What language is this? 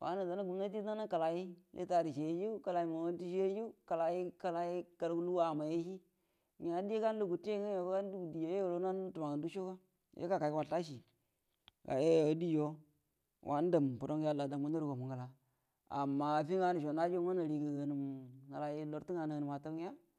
Buduma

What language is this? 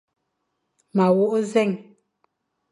Fang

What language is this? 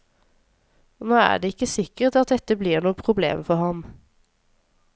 Norwegian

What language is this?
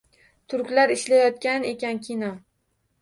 Uzbek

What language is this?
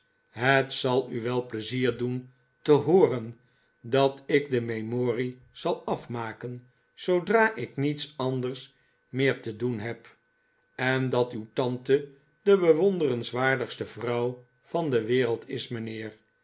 Dutch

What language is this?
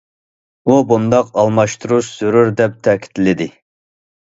Uyghur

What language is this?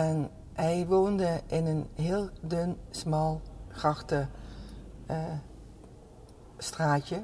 Dutch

